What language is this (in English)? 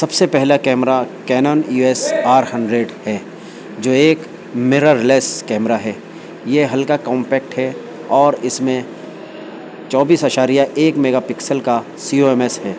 Urdu